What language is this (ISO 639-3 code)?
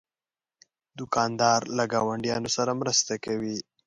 pus